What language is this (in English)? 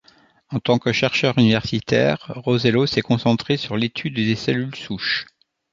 French